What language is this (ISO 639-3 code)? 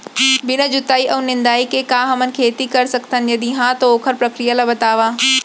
hne